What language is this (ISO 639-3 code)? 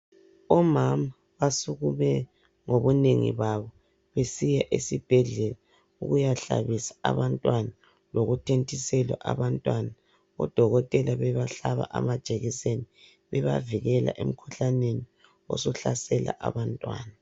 nde